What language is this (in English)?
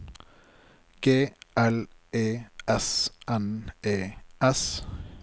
Norwegian